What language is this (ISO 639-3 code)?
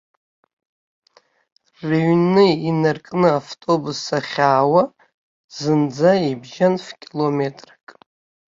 abk